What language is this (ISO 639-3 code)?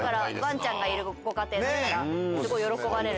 jpn